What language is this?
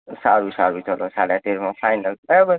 Gujarati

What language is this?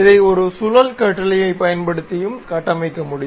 Tamil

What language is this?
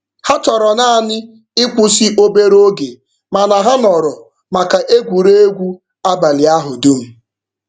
Igbo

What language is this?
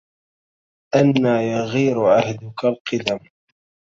Arabic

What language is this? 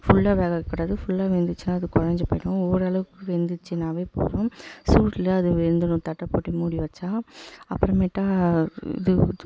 Tamil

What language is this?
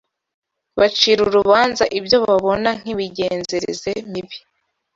Kinyarwanda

